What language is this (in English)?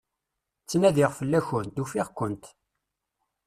Kabyle